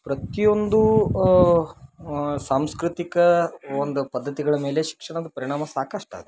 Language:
Kannada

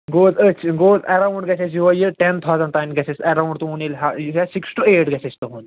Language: Kashmiri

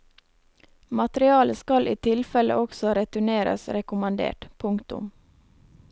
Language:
Norwegian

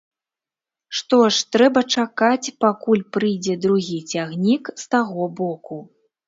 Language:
Belarusian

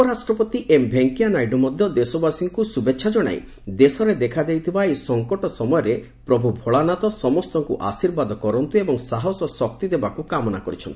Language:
Odia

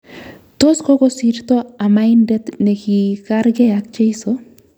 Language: Kalenjin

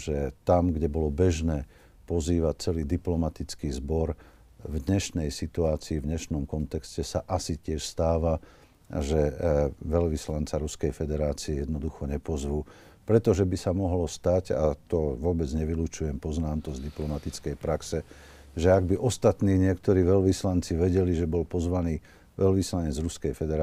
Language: Slovak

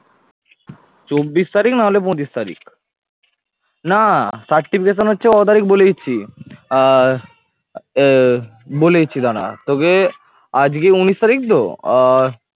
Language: Bangla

